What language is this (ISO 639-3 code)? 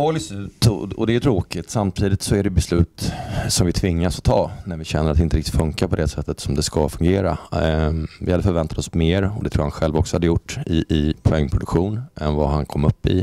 swe